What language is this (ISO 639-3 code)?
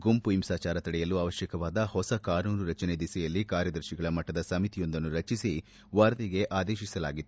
kan